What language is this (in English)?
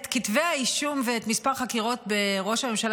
Hebrew